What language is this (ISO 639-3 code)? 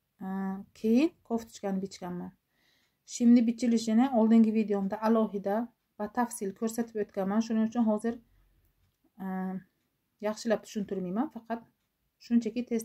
tur